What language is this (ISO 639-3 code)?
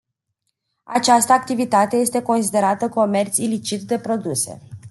ron